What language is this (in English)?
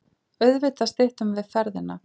Icelandic